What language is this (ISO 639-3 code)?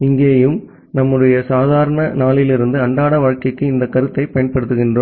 tam